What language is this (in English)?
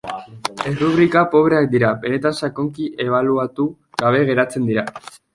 Basque